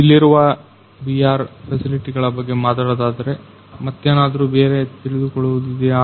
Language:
Kannada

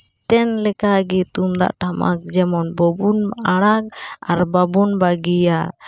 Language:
Santali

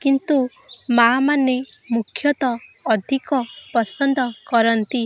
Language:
Odia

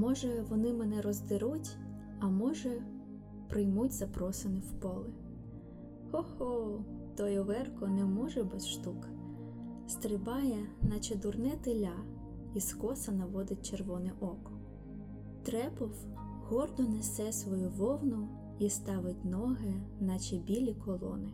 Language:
Ukrainian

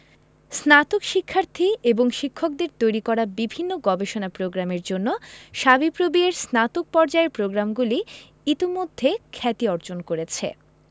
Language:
Bangla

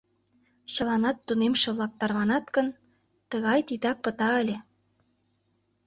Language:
Mari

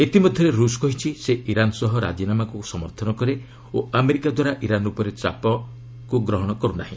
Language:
Odia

